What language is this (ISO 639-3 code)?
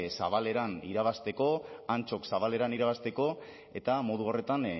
eus